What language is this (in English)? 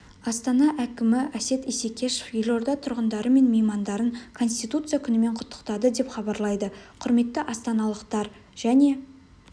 Kazakh